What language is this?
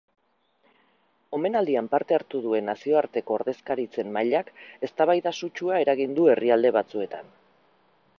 Basque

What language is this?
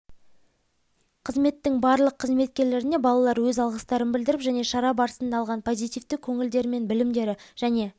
Kazakh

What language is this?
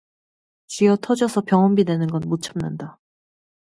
Korean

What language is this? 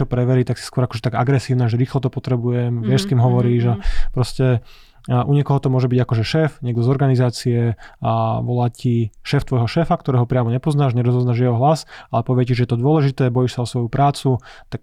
Slovak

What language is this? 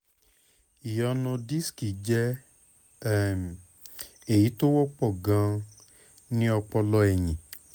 Yoruba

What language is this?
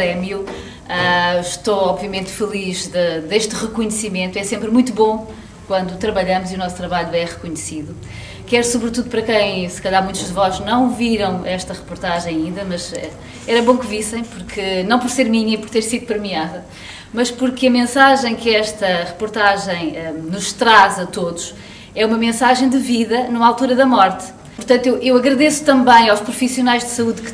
Portuguese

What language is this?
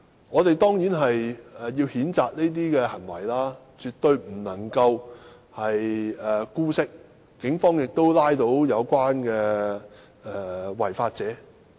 Cantonese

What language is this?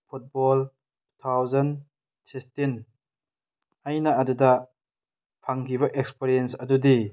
Manipuri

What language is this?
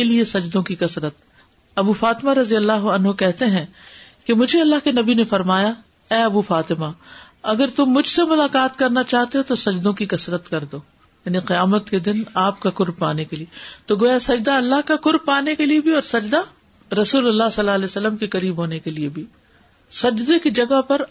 Urdu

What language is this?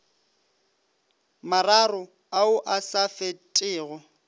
Northern Sotho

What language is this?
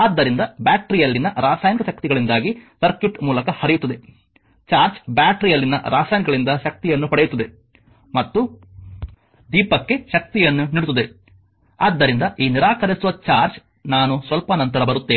Kannada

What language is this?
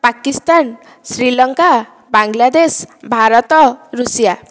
Odia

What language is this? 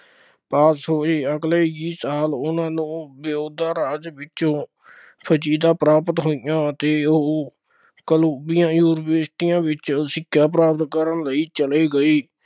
Punjabi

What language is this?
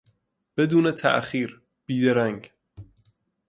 Persian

